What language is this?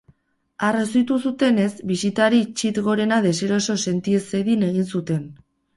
Basque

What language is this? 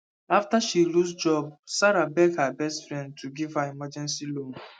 Nigerian Pidgin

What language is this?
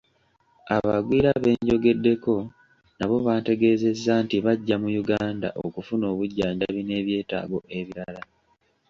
Ganda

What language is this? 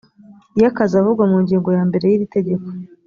Kinyarwanda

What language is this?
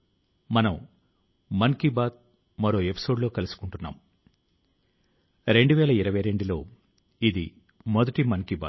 Telugu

